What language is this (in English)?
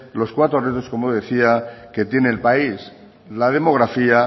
Spanish